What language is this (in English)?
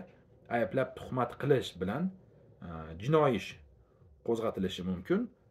Turkish